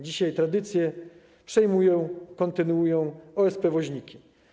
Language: Polish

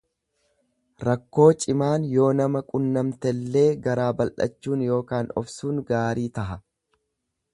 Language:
Oromo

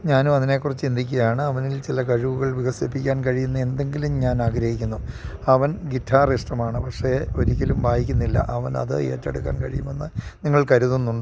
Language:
Malayalam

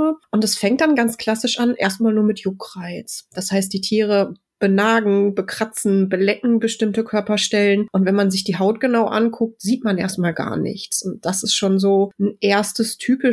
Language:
German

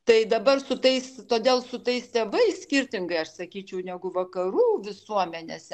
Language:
Lithuanian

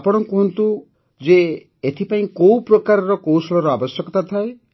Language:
Odia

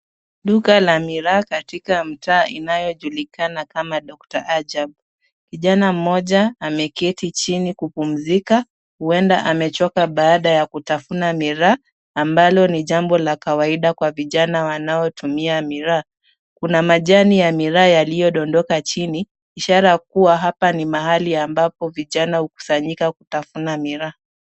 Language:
Swahili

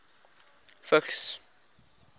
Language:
Afrikaans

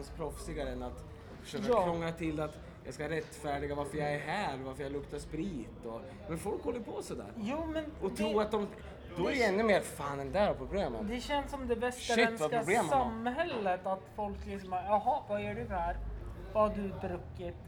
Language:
Swedish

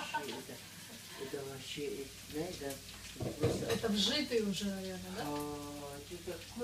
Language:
Russian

